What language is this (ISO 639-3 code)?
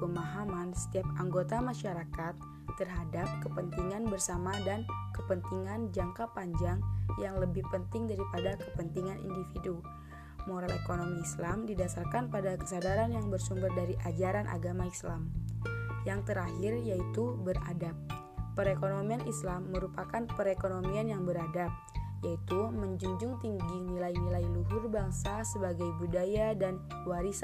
ind